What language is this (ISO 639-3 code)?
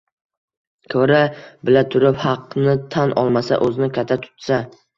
uzb